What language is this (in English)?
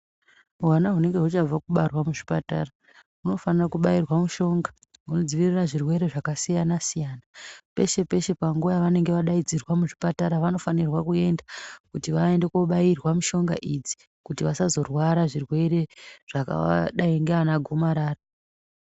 Ndau